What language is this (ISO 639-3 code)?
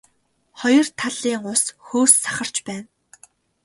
mon